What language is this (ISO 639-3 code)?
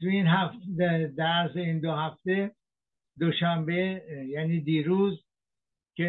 fas